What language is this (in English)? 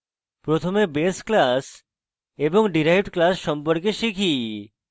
Bangla